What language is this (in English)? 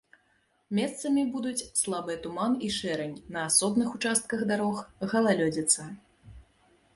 Belarusian